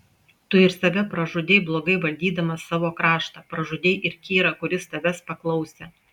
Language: Lithuanian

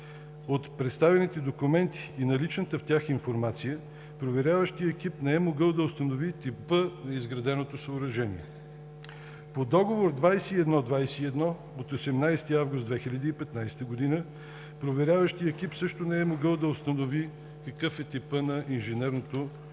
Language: Bulgarian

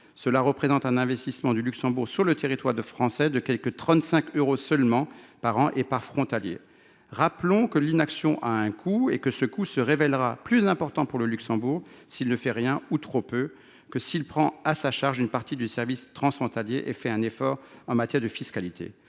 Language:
French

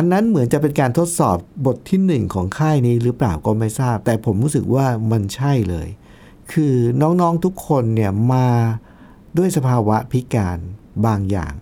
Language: Thai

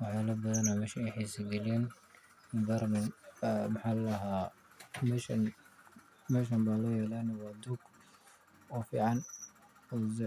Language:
Somali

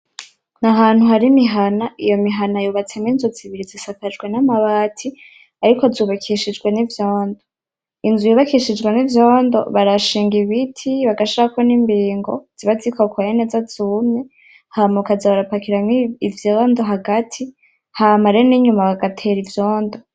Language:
Rundi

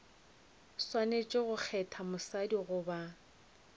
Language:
Northern Sotho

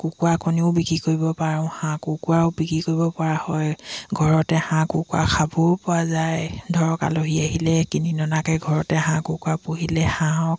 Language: Assamese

